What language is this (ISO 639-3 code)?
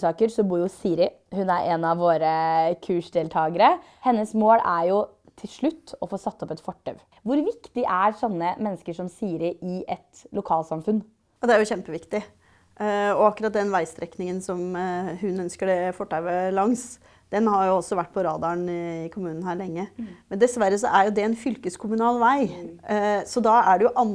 nor